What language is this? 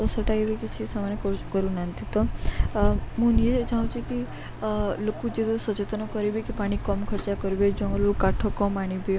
Odia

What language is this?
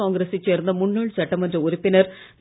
Tamil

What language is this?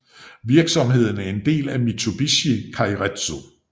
Danish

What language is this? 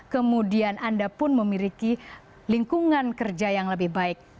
Indonesian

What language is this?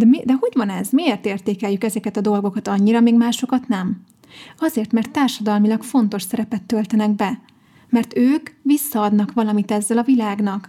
Hungarian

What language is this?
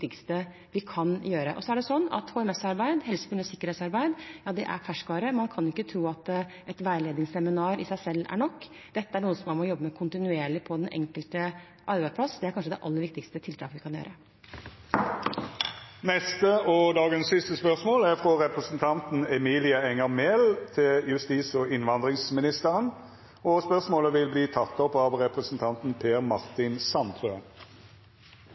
Norwegian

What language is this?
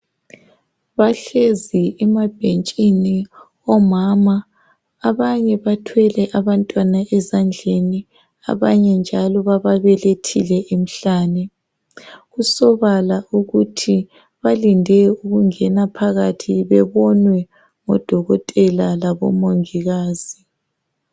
North Ndebele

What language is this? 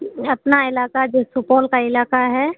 Urdu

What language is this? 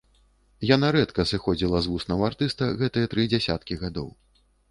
Belarusian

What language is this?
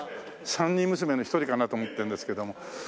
Japanese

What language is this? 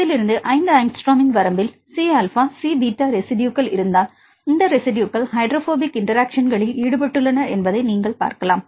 Tamil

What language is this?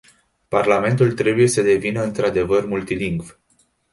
Romanian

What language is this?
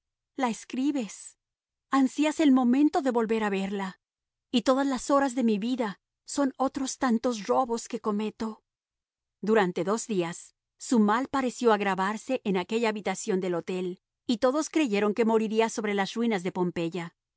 Spanish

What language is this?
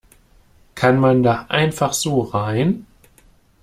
German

